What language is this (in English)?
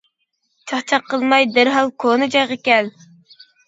Uyghur